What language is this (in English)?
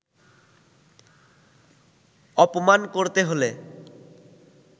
Bangla